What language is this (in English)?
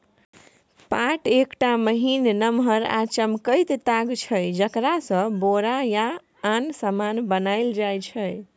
Maithili